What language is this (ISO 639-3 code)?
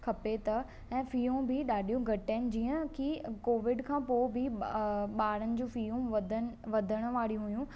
snd